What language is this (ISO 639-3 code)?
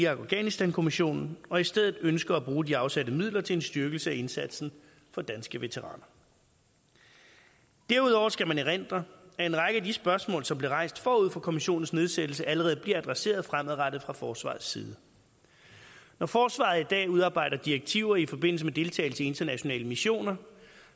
dan